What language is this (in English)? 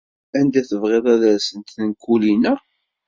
Kabyle